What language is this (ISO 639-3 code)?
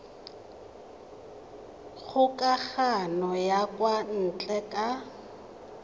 tsn